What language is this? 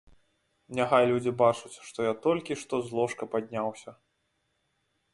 Belarusian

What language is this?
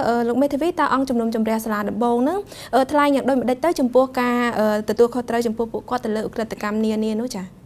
Thai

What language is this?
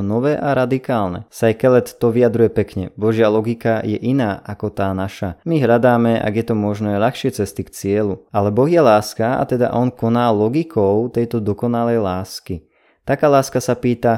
Slovak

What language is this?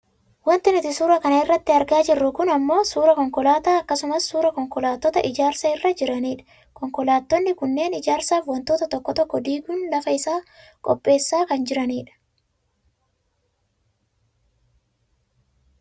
Oromo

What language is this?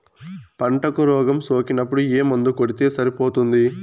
Telugu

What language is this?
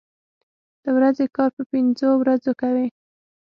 Pashto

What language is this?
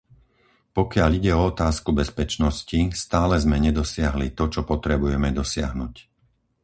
Slovak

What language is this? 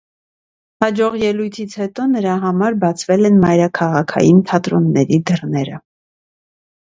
Armenian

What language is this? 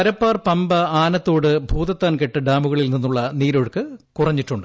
Malayalam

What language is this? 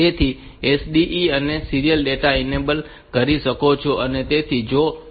Gujarati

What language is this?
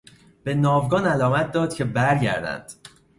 Persian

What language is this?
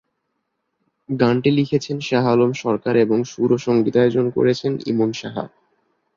Bangla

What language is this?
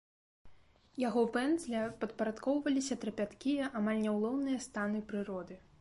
Belarusian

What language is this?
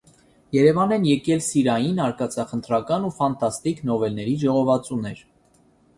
Armenian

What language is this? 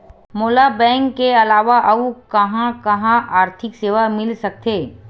Chhattisgarhi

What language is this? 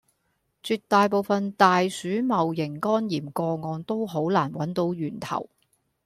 Cantonese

